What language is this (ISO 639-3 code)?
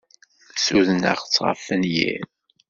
kab